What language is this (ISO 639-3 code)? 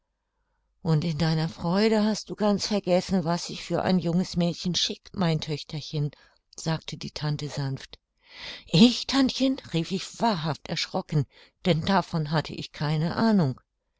deu